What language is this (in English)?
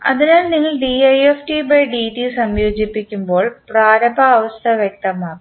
Malayalam